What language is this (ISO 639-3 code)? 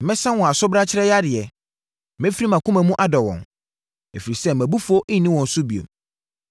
aka